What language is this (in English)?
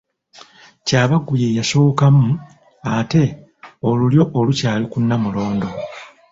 Ganda